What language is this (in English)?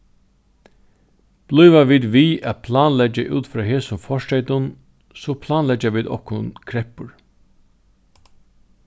Faroese